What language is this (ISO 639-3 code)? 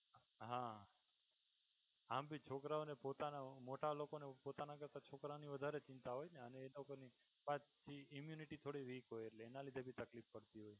guj